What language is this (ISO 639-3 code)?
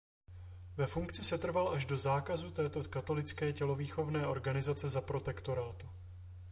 ces